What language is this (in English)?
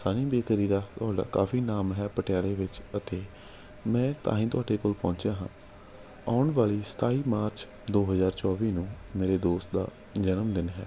Punjabi